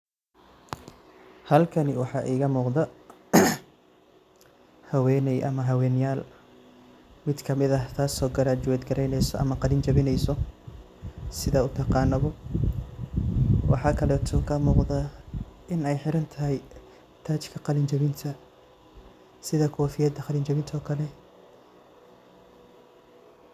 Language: Somali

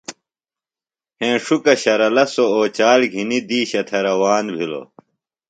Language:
Phalura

